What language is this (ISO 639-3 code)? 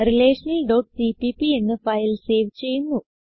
mal